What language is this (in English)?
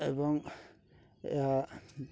Odia